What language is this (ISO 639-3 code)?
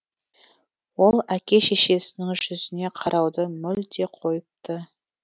kaz